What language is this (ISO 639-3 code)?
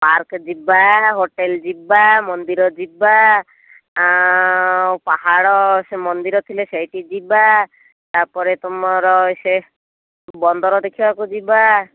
ori